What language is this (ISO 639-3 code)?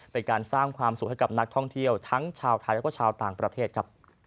tha